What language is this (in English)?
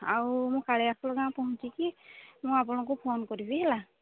Odia